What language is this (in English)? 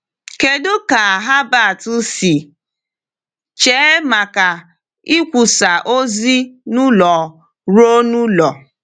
Igbo